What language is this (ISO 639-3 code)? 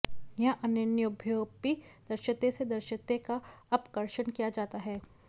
san